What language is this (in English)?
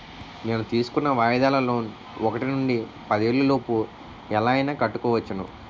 Telugu